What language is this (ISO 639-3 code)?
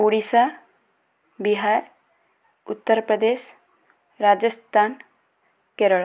ori